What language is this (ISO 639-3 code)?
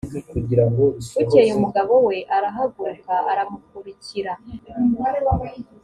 kin